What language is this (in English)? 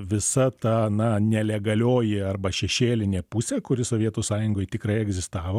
Lithuanian